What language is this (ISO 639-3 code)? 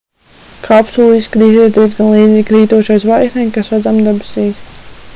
lav